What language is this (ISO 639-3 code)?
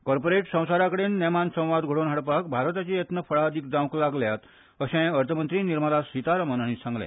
kok